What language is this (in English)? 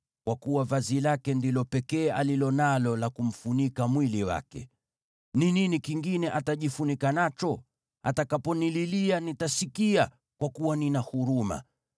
Swahili